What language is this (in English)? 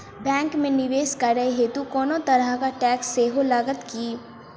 Maithili